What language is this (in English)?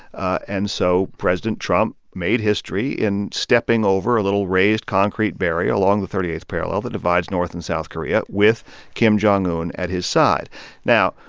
English